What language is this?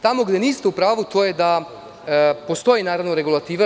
Serbian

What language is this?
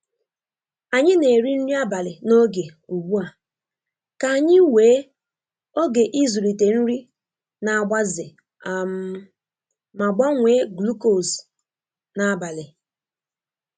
Igbo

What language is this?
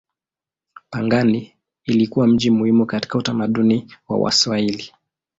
Swahili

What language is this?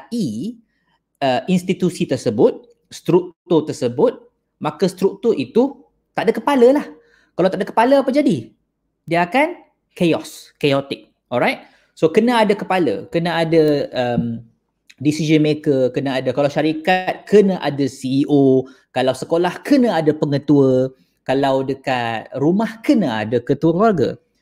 Malay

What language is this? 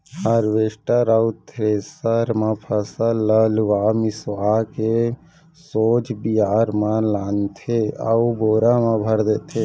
Chhattisgarhi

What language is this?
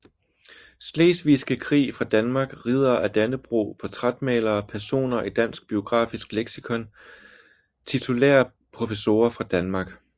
Danish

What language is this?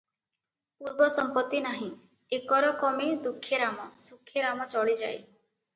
Odia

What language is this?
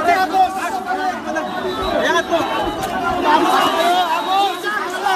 Korean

